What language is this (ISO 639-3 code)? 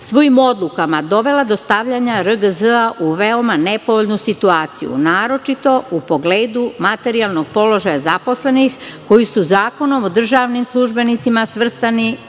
srp